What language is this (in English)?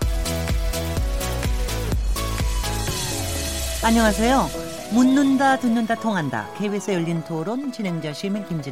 Korean